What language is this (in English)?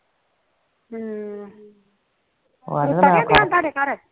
Punjabi